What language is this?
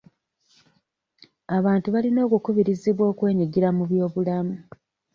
Ganda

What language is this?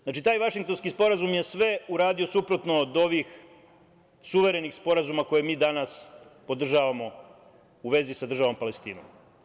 Serbian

